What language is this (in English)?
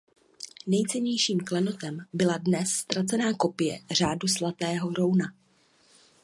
Czech